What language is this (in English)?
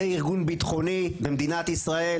Hebrew